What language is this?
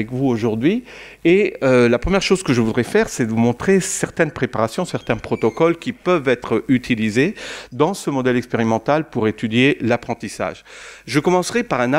French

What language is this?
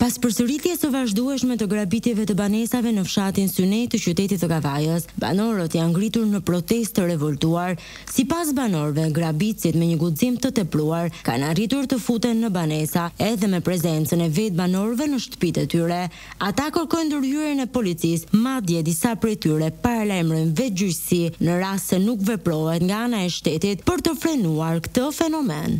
Romanian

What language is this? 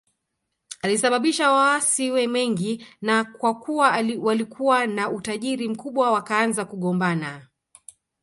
Swahili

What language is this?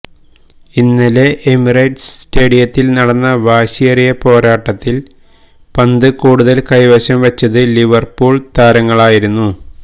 Malayalam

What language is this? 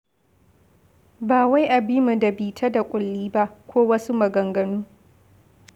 Hausa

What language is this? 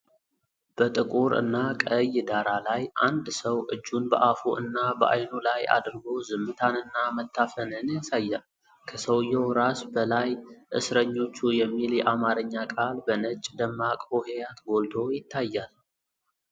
Amharic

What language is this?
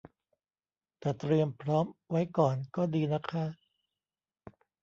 Thai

